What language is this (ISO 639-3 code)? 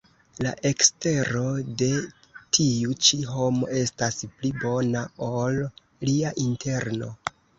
epo